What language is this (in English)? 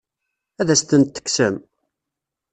Kabyle